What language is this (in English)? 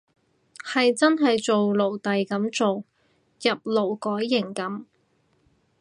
Cantonese